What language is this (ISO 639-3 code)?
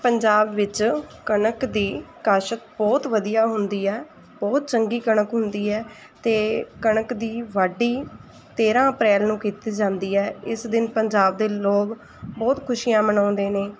pan